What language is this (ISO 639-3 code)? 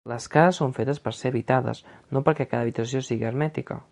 cat